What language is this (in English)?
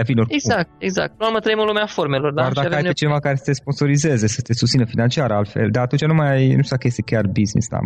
Romanian